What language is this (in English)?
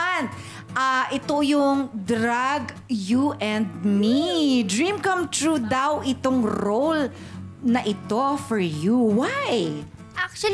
Filipino